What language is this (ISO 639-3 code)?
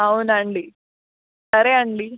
tel